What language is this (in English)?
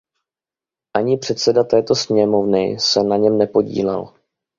Czech